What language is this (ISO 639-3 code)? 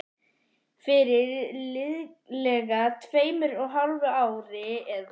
isl